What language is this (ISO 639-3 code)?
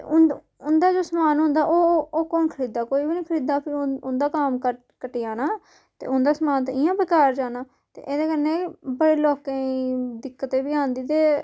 doi